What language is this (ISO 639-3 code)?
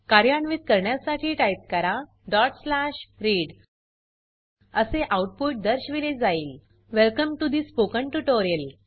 mar